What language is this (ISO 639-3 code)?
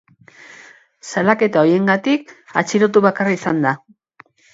eus